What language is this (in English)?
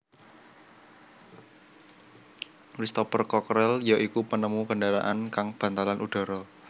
Javanese